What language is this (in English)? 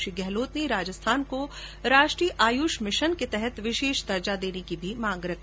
Hindi